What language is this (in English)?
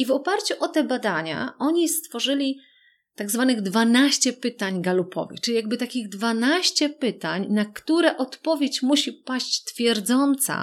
Polish